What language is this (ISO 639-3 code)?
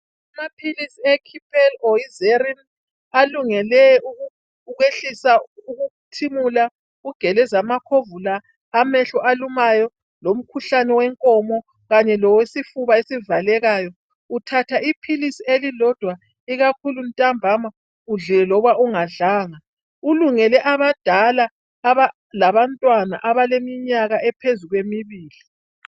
nde